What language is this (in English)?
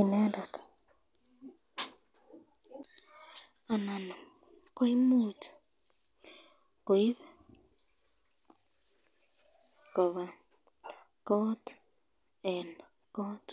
Kalenjin